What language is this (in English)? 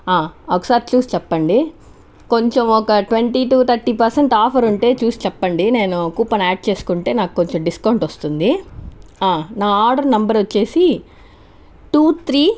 Telugu